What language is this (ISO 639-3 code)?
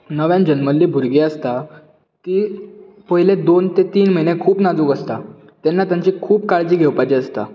kok